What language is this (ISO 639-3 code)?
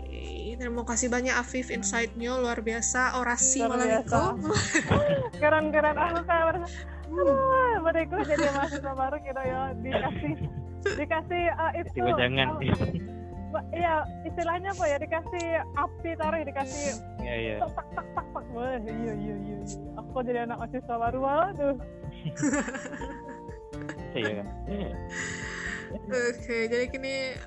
ind